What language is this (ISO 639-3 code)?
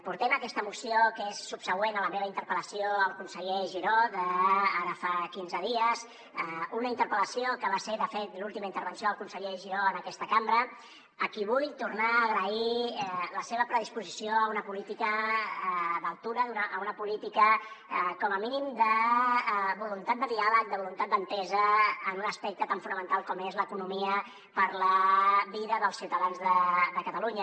cat